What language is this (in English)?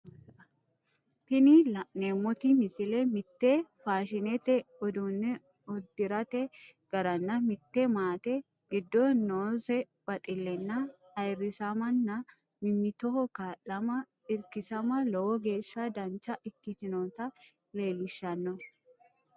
Sidamo